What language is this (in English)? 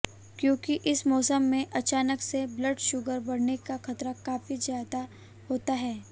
Hindi